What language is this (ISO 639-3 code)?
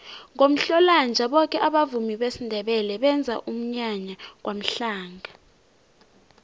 nbl